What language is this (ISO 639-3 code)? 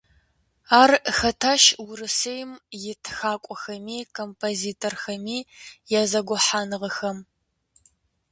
kbd